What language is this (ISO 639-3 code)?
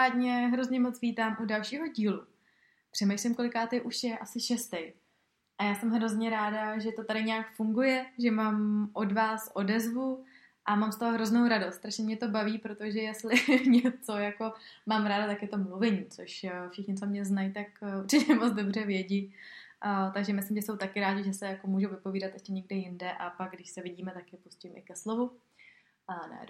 ces